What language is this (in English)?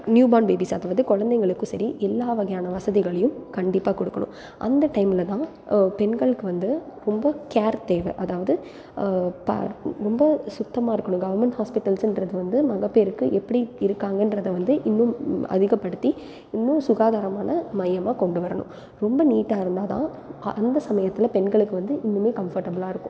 Tamil